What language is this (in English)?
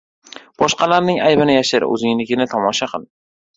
Uzbek